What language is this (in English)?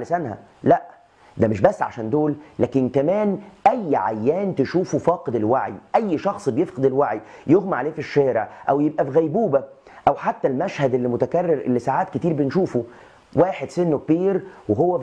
Arabic